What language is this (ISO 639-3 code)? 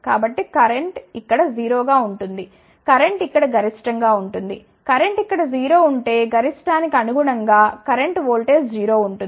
tel